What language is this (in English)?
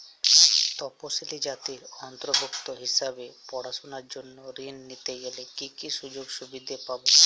Bangla